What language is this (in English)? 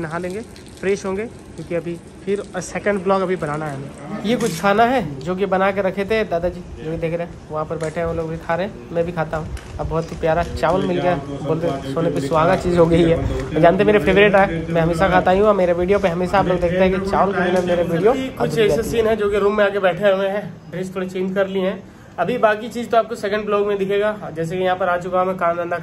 Hindi